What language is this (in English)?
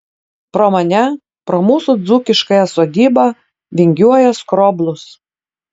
Lithuanian